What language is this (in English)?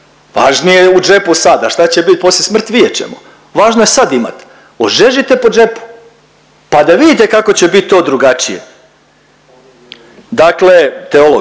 Croatian